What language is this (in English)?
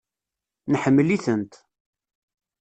Kabyle